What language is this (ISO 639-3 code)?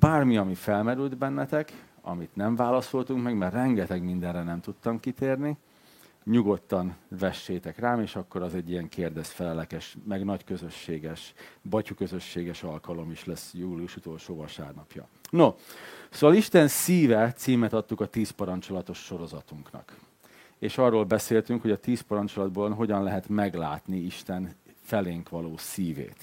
hun